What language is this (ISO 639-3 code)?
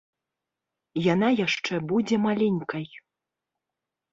bel